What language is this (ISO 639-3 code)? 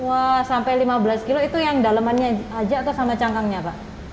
ind